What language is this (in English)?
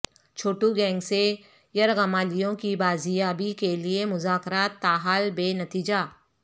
Urdu